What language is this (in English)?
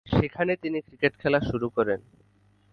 Bangla